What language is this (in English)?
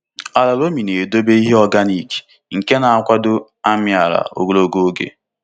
Igbo